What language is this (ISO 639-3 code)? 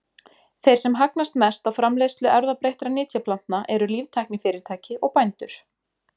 isl